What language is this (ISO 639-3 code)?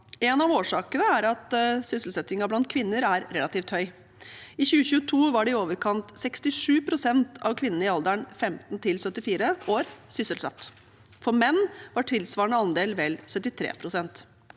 nor